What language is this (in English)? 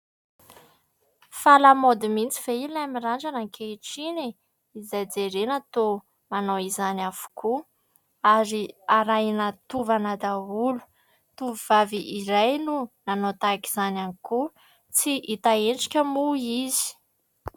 Malagasy